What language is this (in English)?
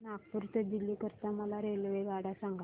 Marathi